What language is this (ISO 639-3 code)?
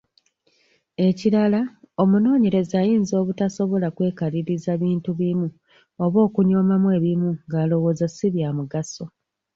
lug